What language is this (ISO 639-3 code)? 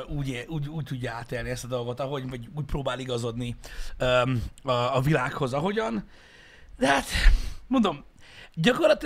hun